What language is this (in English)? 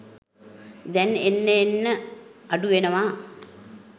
Sinhala